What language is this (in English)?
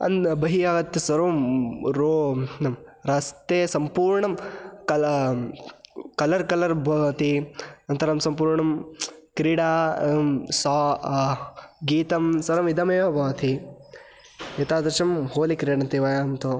Sanskrit